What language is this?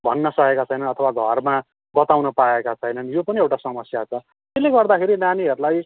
Nepali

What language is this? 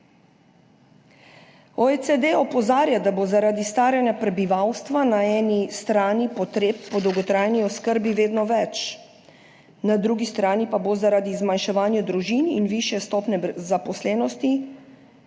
Slovenian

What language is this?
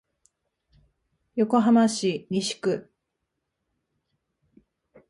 Japanese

